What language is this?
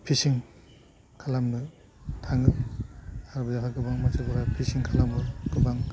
Bodo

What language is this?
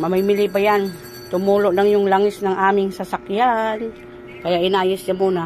Filipino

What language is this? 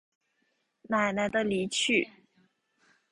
Chinese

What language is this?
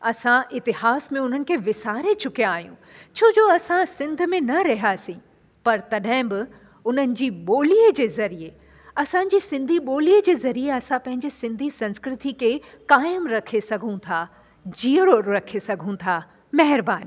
Sindhi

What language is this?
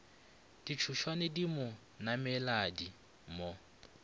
Northern Sotho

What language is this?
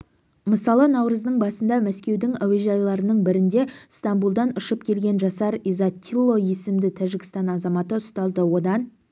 Kazakh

